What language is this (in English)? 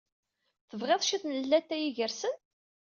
Kabyle